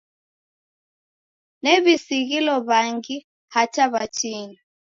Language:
Taita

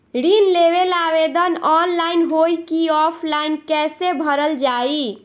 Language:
Bhojpuri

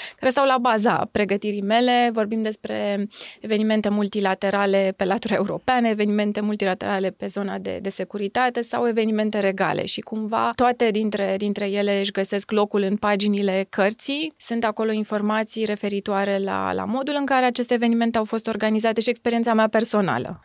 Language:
Romanian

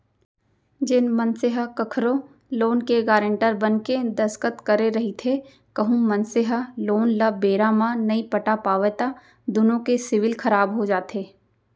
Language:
Chhattisgarhi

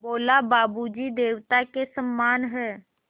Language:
Hindi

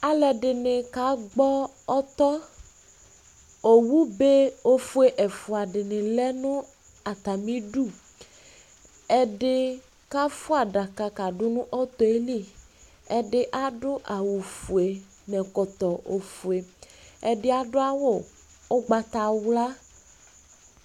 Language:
Ikposo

